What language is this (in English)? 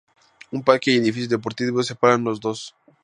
Spanish